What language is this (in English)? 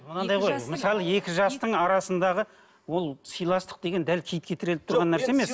Kazakh